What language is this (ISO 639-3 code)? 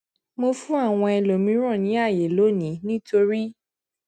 yor